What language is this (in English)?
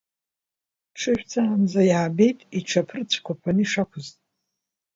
Abkhazian